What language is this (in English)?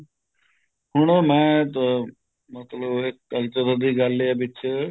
Punjabi